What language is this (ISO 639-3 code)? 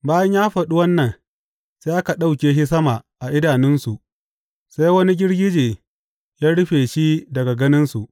hau